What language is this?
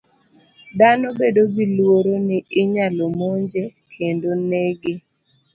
Luo (Kenya and Tanzania)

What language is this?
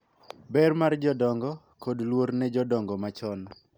Luo (Kenya and Tanzania)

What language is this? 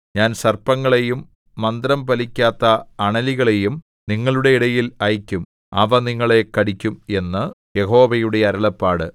Malayalam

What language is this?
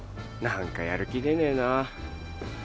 Japanese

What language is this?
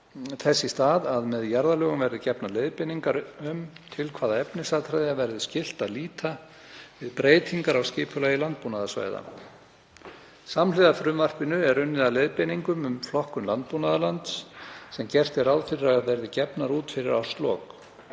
Icelandic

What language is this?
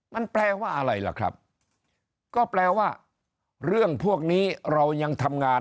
Thai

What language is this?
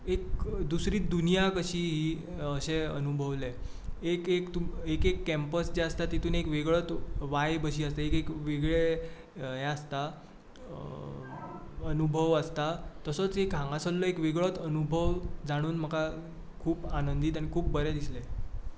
Konkani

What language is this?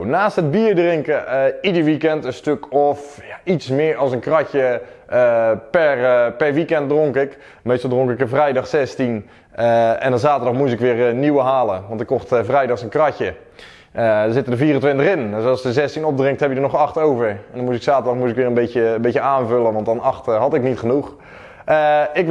Dutch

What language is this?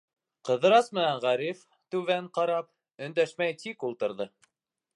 Bashkir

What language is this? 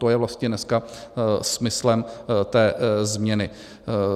Czech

